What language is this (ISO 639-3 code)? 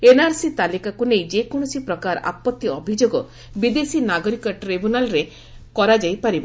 ori